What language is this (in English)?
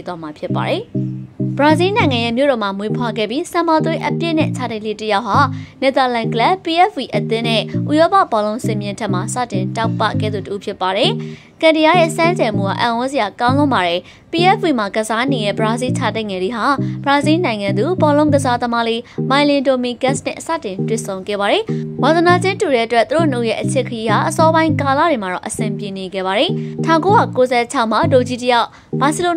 Korean